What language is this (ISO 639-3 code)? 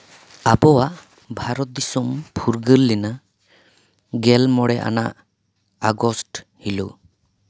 sat